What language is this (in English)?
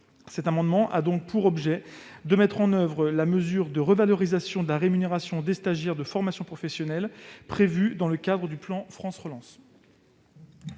French